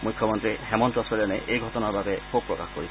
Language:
Assamese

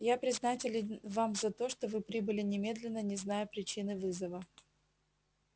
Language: Russian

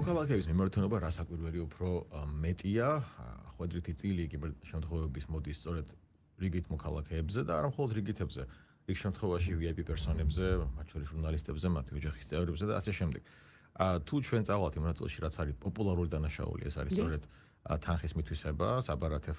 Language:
Romanian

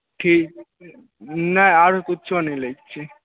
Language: Maithili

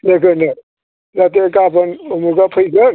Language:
Bodo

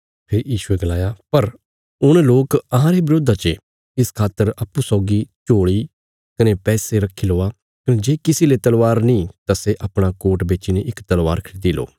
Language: Bilaspuri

